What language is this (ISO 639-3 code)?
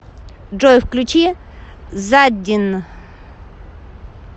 rus